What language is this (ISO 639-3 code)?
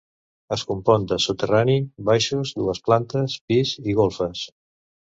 cat